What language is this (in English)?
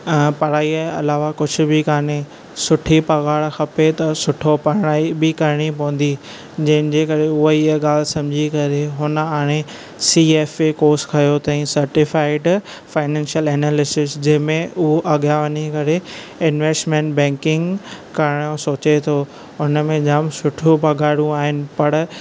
Sindhi